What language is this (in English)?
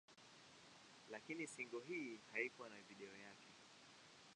Swahili